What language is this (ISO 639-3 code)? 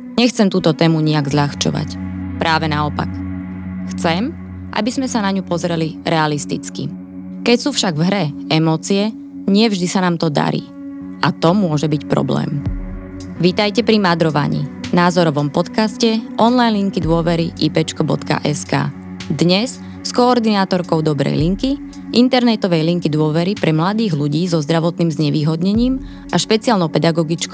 slk